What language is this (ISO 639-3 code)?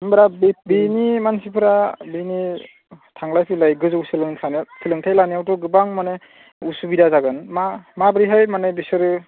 brx